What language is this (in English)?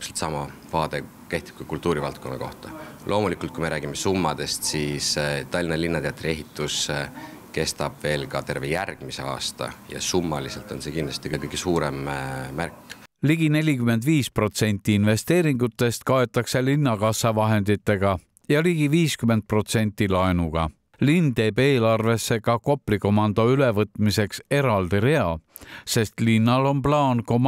Finnish